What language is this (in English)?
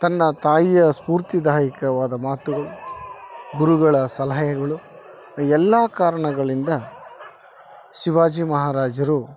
Kannada